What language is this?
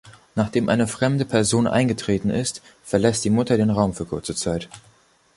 German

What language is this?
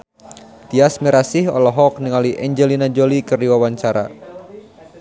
Sundanese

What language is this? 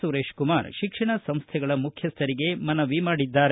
Kannada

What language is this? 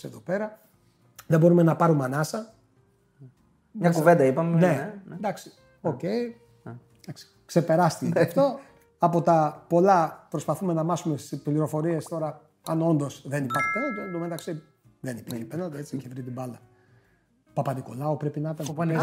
Greek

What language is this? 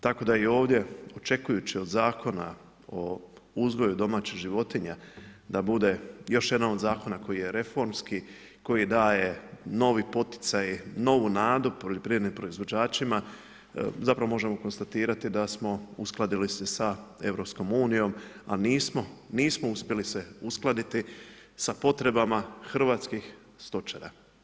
Croatian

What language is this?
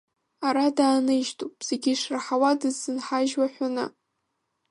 Abkhazian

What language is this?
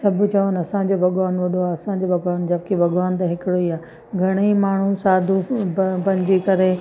Sindhi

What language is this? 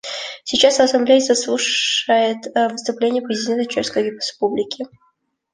Russian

